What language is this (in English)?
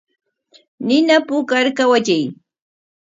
Corongo Ancash Quechua